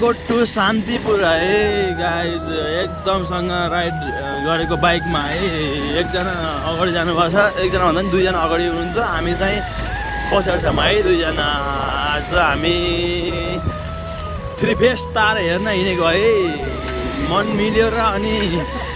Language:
Arabic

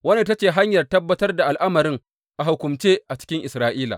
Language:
Hausa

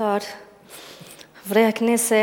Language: Hebrew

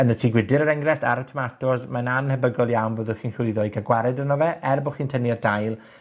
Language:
Welsh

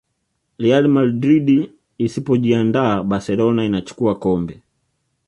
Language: Swahili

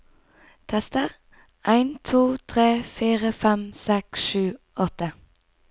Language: Norwegian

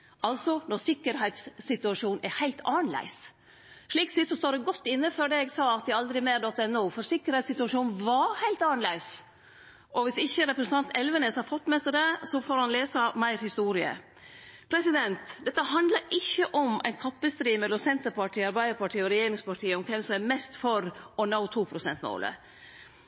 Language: Norwegian Nynorsk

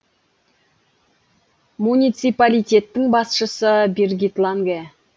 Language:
Kazakh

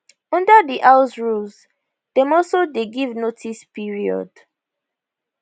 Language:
Nigerian Pidgin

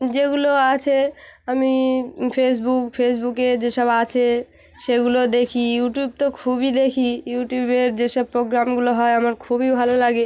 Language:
Bangla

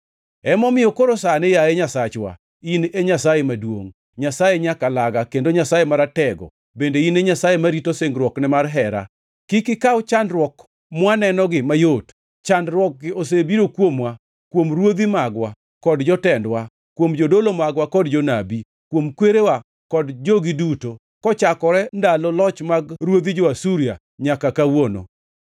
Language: Luo (Kenya and Tanzania)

